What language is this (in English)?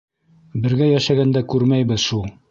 Bashkir